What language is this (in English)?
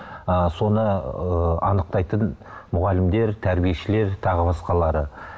Kazakh